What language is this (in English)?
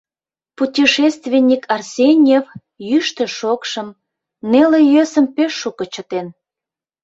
Mari